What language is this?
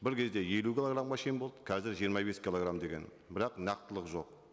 Kazakh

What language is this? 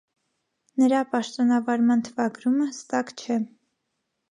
Armenian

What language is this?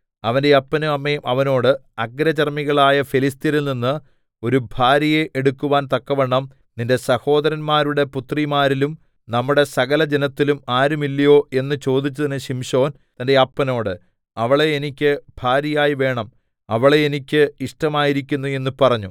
Malayalam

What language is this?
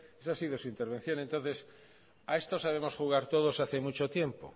Spanish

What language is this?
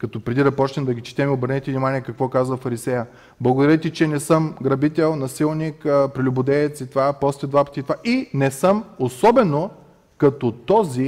Bulgarian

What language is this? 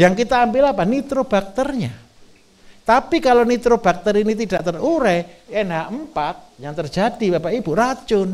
Indonesian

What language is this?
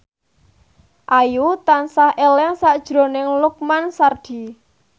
Javanese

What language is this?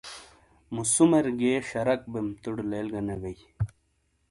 Shina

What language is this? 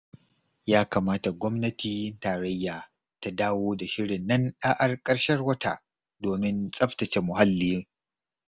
Hausa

